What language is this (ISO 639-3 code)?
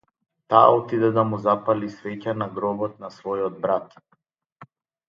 mkd